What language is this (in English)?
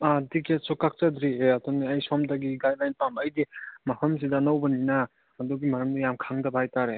Manipuri